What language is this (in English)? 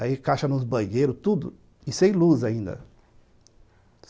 Portuguese